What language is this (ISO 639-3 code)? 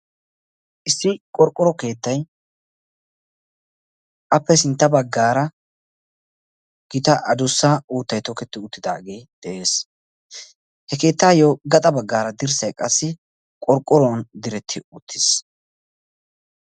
wal